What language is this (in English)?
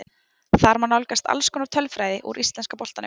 Icelandic